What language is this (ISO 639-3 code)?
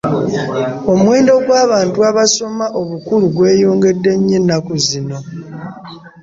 lug